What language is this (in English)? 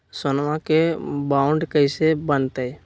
Magahi